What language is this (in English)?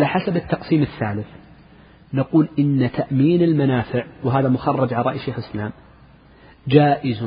Arabic